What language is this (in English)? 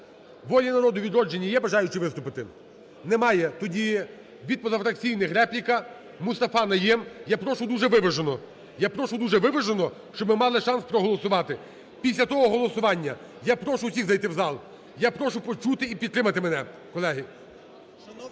Ukrainian